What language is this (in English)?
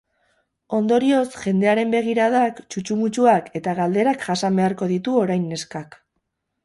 Basque